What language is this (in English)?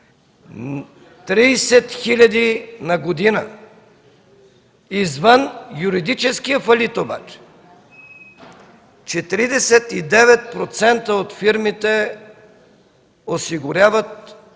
Bulgarian